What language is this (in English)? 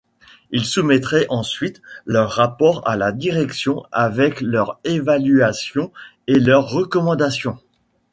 French